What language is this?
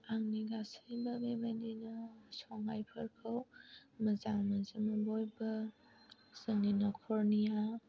Bodo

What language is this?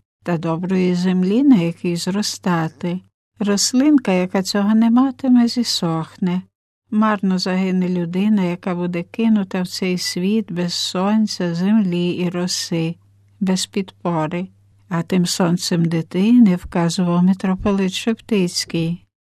Ukrainian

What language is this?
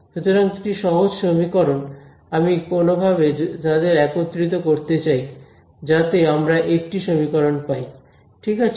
Bangla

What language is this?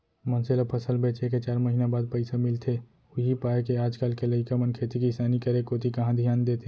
Chhattisgarhi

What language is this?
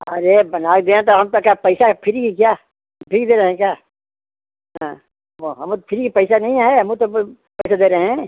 Hindi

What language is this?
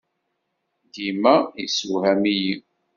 Kabyle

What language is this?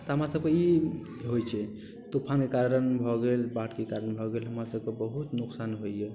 Maithili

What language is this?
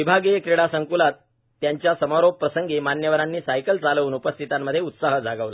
Marathi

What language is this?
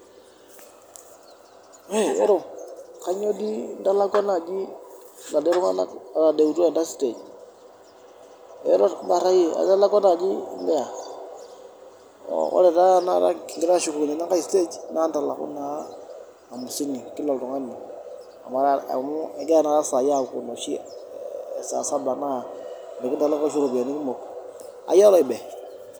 Masai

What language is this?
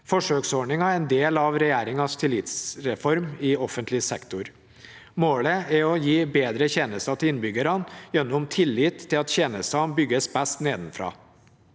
Norwegian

